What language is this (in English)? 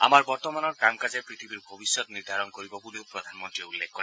Assamese